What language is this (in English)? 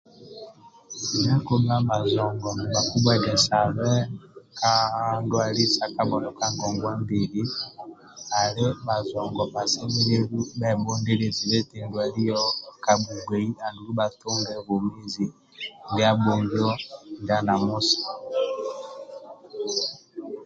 Amba (Uganda)